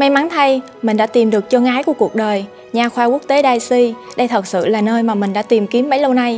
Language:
Vietnamese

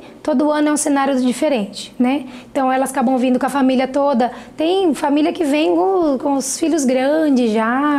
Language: Portuguese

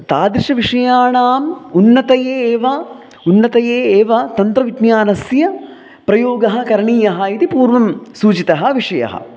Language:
Sanskrit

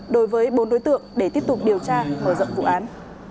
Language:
Vietnamese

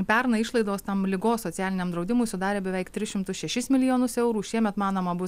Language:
Lithuanian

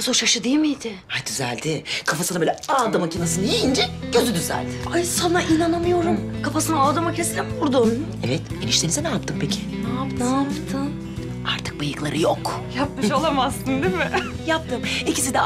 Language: Turkish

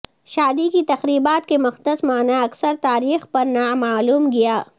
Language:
Urdu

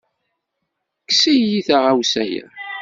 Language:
Kabyle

